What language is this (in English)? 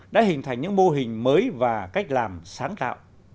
Vietnamese